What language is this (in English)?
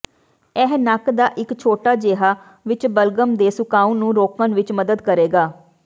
Punjabi